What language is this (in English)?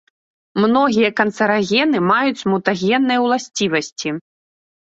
Belarusian